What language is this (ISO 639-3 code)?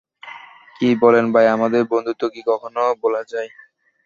ben